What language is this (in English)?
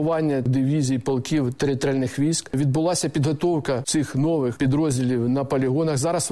Ukrainian